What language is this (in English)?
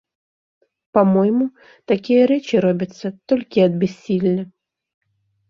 Belarusian